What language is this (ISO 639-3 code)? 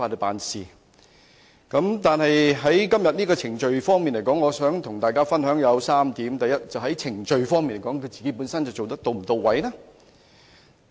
yue